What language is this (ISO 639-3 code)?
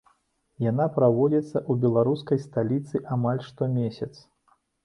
bel